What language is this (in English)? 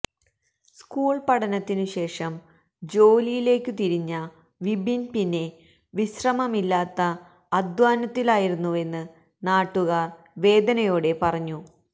Malayalam